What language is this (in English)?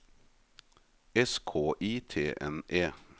Norwegian